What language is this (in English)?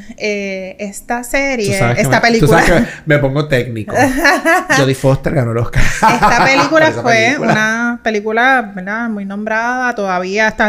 Spanish